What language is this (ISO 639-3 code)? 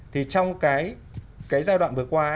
vie